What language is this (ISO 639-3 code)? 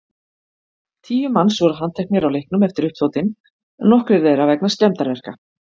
isl